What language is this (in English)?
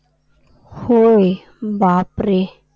Marathi